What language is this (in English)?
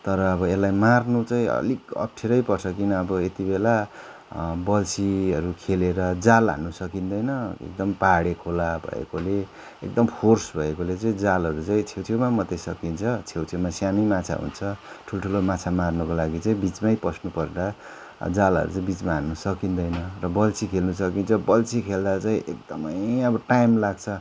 Nepali